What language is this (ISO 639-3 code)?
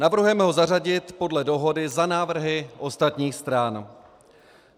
ces